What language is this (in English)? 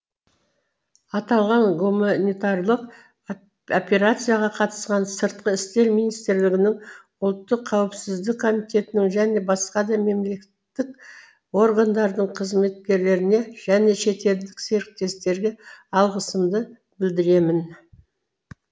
Kazakh